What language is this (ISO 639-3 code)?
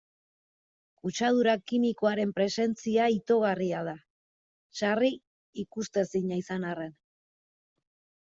eus